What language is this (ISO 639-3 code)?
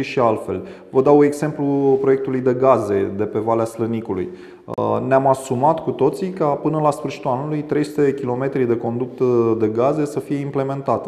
ron